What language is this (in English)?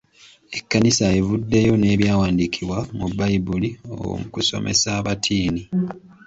Ganda